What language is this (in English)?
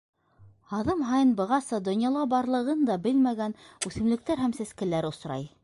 Bashkir